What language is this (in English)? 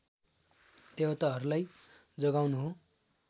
Nepali